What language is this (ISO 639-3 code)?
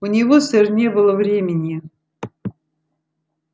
rus